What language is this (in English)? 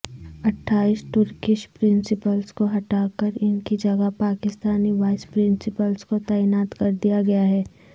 Urdu